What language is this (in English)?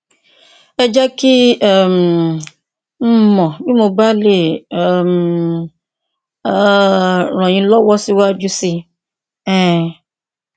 Yoruba